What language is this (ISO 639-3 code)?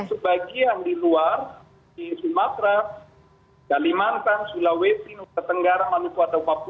ind